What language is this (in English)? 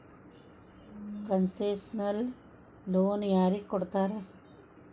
Kannada